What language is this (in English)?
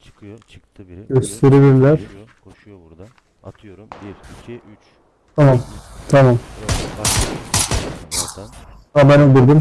Turkish